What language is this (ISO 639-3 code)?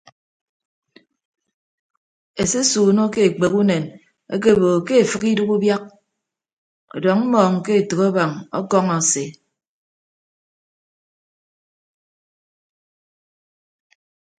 ibb